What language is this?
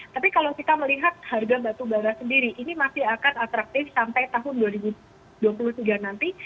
Indonesian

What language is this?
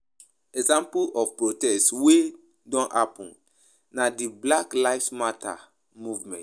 Nigerian Pidgin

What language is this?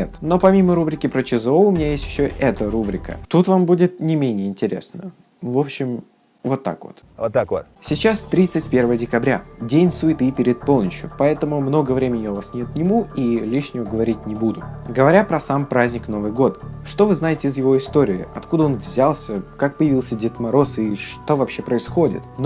Russian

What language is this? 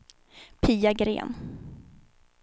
Swedish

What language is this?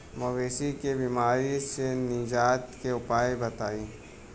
Bhojpuri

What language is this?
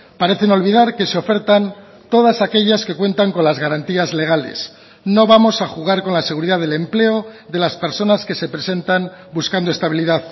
Spanish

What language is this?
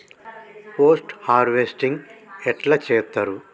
Telugu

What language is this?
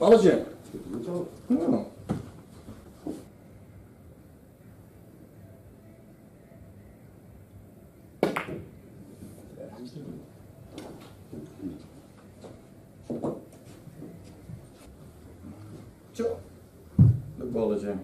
Dutch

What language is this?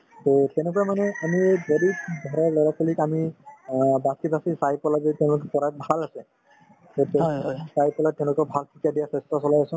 Assamese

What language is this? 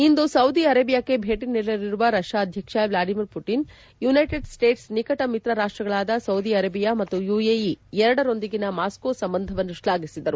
Kannada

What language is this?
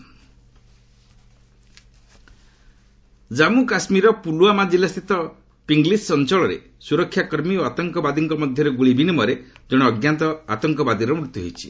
Odia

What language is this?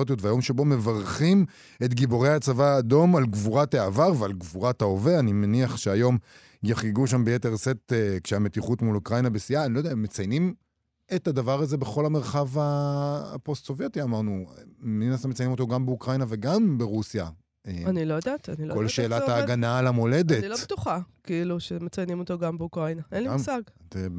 Hebrew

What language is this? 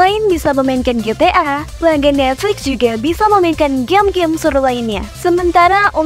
Indonesian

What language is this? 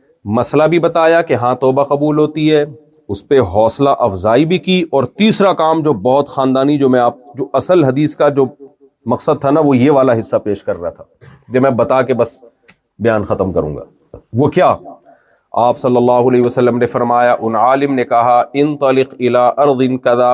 Urdu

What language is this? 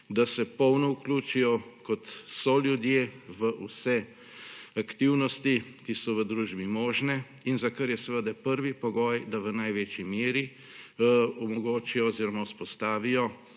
Slovenian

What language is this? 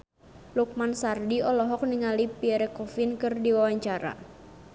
Sundanese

